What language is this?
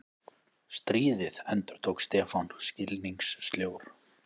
Icelandic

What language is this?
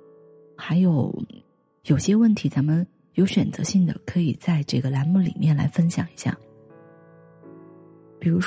Chinese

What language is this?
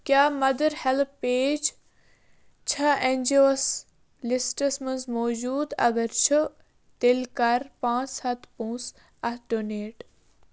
Kashmiri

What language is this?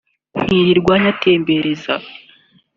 Kinyarwanda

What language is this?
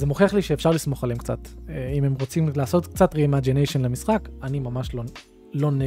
Hebrew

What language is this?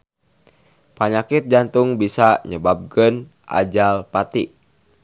Sundanese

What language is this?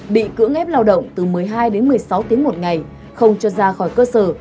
Vietnamese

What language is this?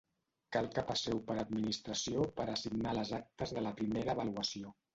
Catalan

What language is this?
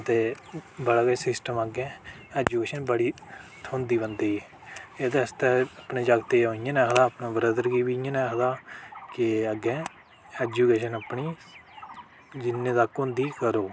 Dogri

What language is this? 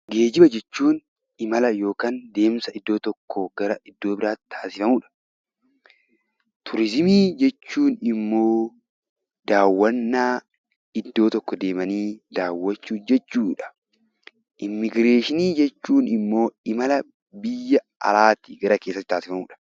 Oromo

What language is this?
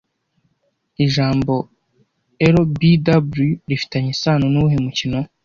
Kinyarwanda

